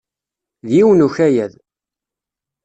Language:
Kabyle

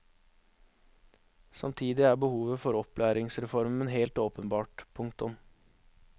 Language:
Norwegian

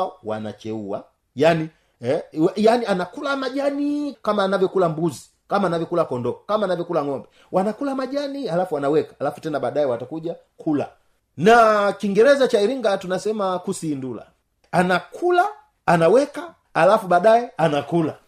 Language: Swahili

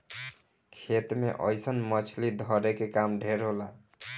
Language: Bhojpuri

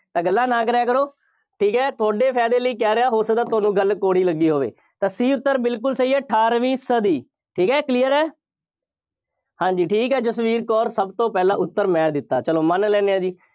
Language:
Punjabi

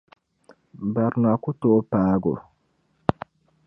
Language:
Dagbani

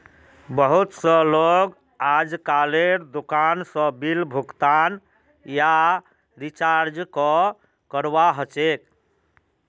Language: Magahi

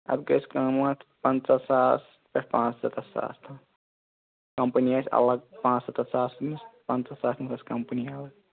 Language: Kashmiri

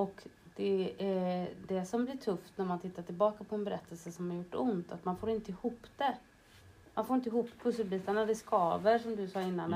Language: Swedish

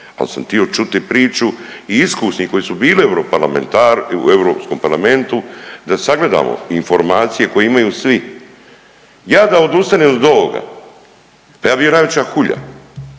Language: Croatian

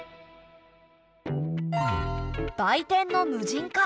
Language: Japanese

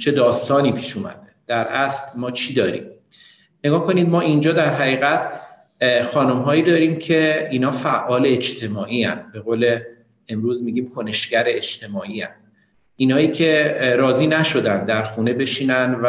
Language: Persian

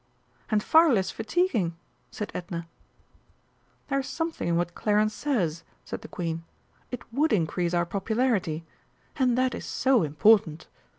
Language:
English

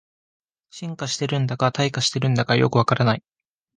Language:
Japanese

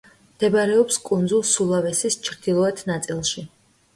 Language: Georgian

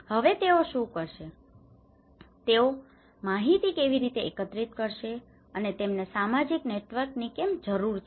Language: Gujarati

